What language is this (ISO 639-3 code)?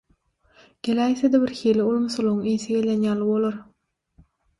tuk